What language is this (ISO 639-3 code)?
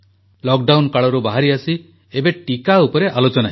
ori